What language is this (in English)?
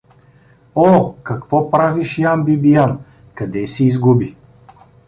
Bulgarian